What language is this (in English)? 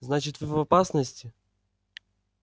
Russian